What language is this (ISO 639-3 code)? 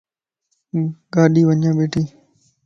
lss